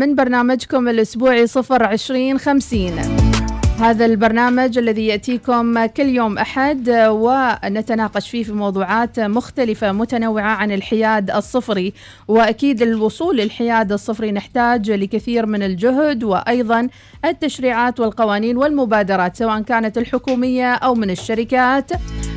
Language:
Arabic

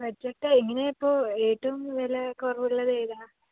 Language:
Malayalam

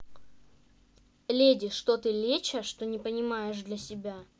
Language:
Russian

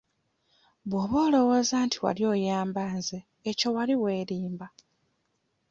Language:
Ganda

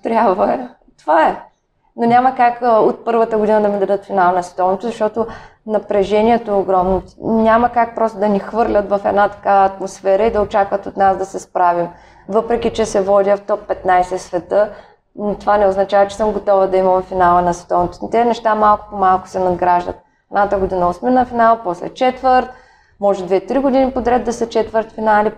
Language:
Bulgarian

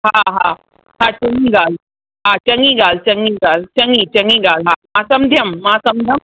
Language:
Sindhi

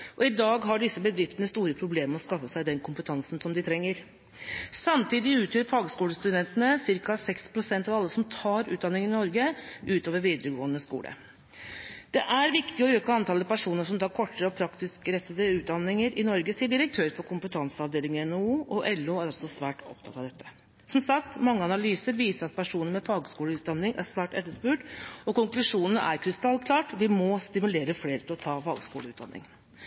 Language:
Norwegian Bokmål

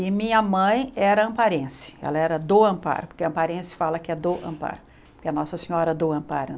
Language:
Portuguese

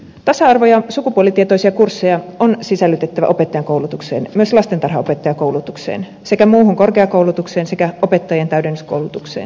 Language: Finnish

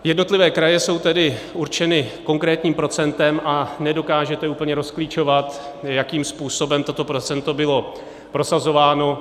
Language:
Czech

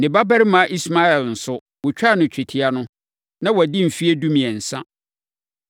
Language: Akan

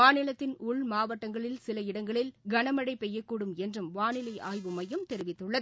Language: Tamil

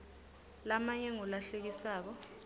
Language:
Swati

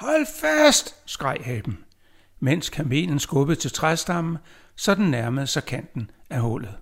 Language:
Danish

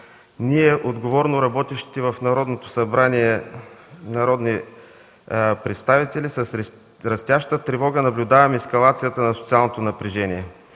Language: Bulgarian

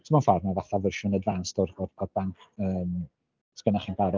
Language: Welsh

